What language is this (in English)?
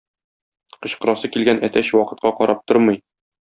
Tatar